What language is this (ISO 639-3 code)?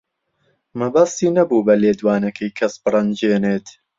ckb